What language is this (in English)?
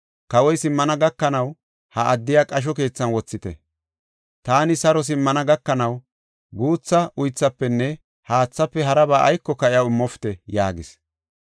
Gofa